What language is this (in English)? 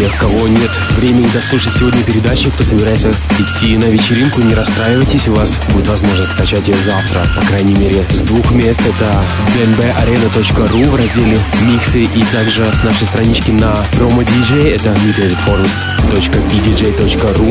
Russian